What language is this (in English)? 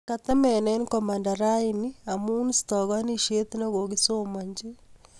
Kalenjin